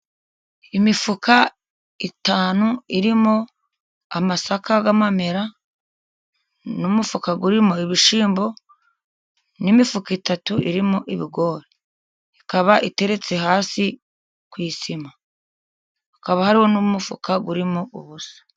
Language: Kinyarwanda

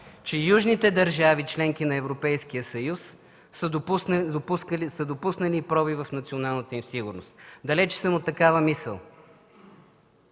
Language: Bulgarian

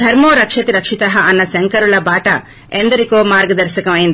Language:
Telugu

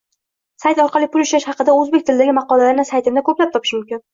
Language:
Uzbek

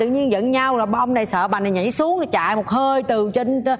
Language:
Vietnamese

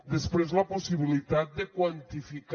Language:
Catalan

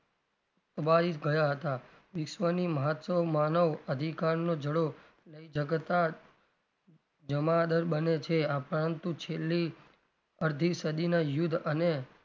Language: Gujarati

